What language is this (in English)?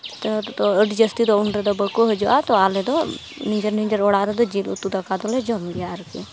Santali